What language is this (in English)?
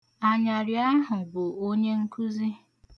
Igbo